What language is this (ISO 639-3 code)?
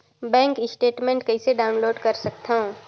hne